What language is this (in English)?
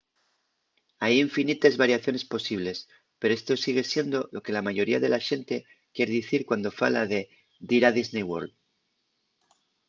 Asturian